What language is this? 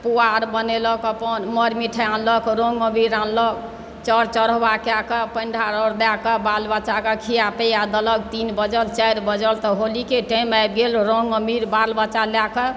Maithili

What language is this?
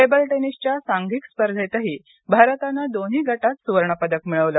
Marathi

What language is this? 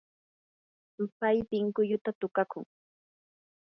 Yanahuanca Pasco Quechua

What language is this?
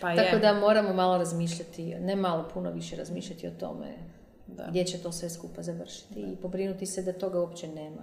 Croatian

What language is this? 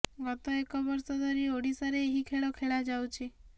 Odia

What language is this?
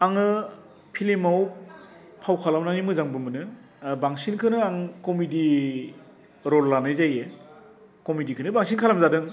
Bodo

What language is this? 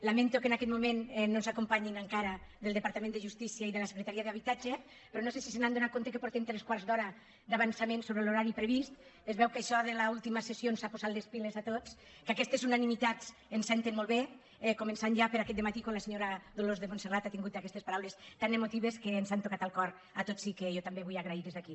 Catalan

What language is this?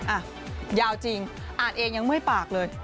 Thai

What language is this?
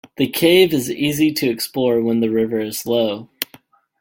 English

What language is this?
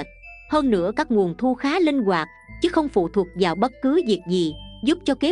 Vietnamese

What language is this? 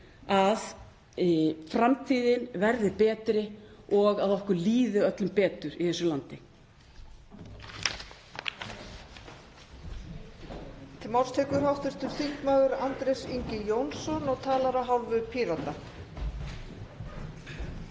Icelandic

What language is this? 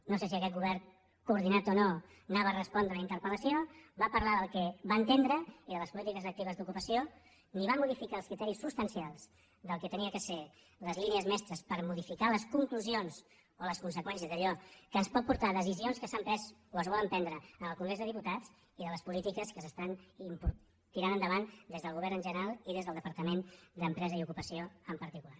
Catalan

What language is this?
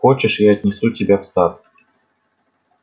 Russian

